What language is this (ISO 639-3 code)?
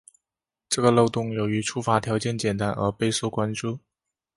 zho